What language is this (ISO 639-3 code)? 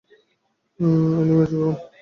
ben